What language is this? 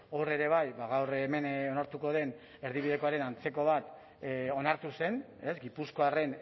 Basque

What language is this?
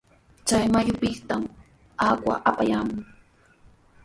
Sihuas Ancash Quechua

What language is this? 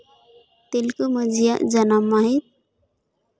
Santali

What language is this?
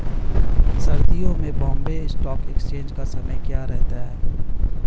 Hindi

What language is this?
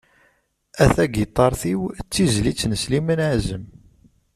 Kabyle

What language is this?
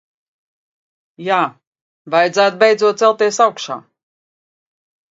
Latvian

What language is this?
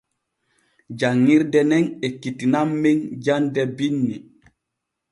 Borgu Fulfulde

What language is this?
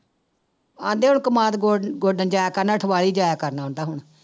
Punjabi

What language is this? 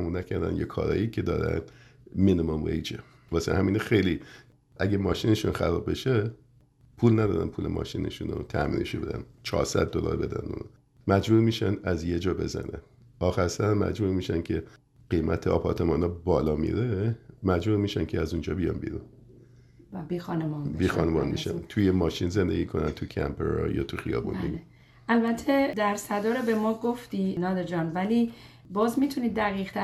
Persian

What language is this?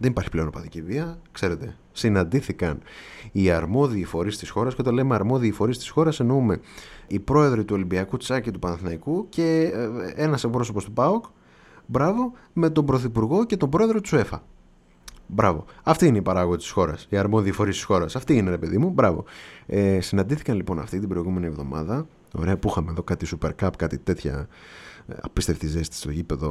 Greek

